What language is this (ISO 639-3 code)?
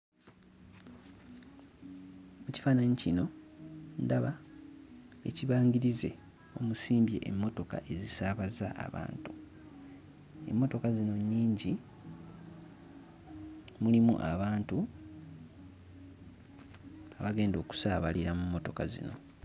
lug